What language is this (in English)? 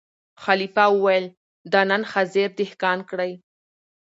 Pashto